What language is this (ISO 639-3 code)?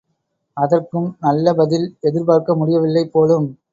tam